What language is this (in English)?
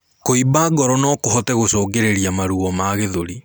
Kikuyu